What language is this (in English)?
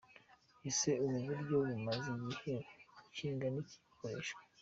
Kinyarwanda